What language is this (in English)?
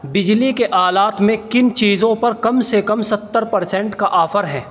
Urdu